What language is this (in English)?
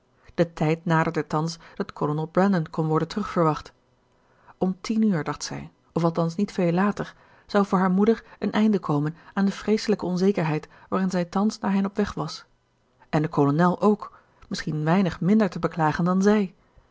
Dutch